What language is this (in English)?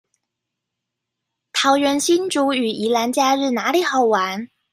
Chinese